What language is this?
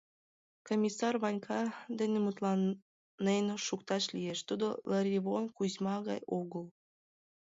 Mari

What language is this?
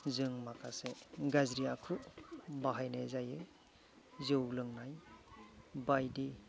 Bodo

